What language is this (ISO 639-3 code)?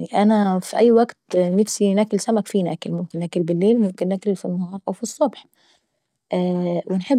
aec